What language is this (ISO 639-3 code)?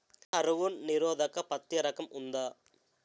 tel